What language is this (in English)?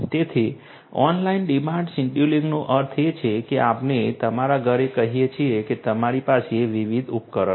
Gujarati